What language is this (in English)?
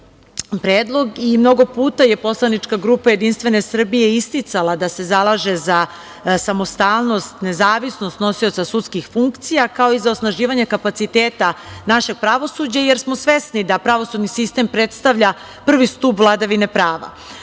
Serbian